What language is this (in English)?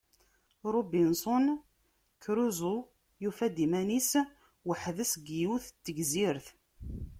Kabyle